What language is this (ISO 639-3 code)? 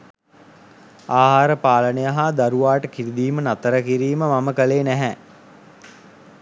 sin